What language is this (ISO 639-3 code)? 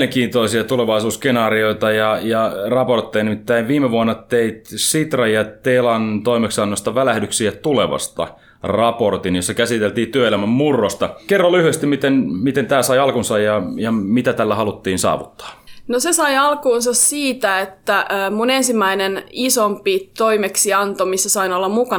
fin